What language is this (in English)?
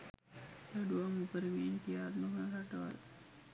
Sinhala